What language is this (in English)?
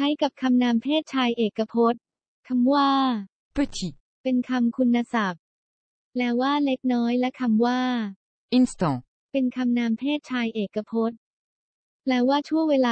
Thai